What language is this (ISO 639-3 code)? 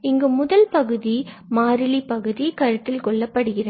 tam